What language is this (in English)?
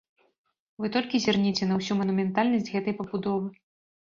Belarusian